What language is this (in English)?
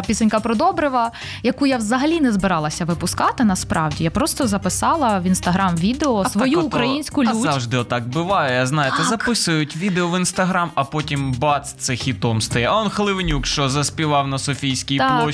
Ukrainian